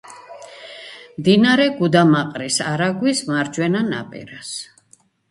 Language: Georgian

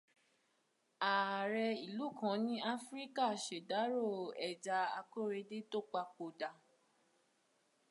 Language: Yoruba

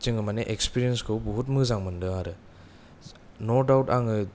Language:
Bodo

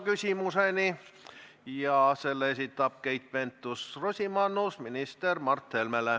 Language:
Estonian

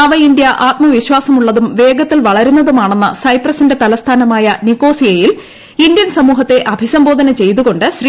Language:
Malayalam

